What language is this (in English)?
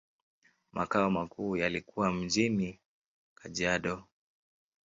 Swahili